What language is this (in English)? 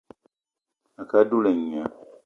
Eton (Cameroon)